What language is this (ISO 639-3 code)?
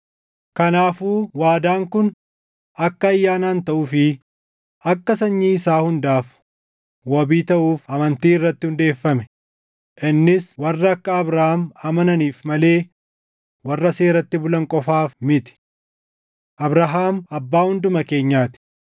orm